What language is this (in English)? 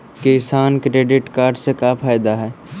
Magahi